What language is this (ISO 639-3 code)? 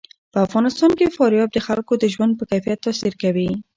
pus